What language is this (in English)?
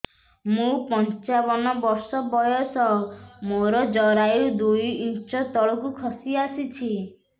Odia